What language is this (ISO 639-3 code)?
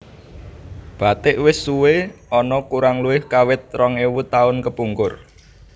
jav